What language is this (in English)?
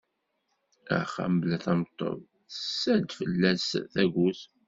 Kabyle